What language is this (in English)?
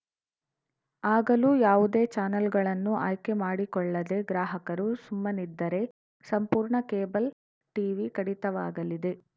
Kannada